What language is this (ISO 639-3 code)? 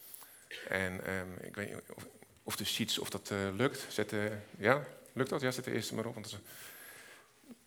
nld